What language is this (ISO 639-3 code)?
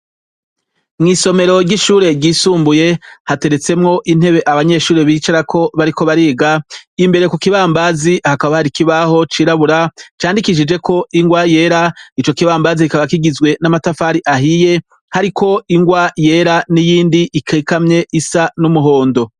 run